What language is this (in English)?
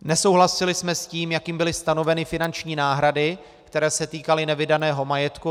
Czech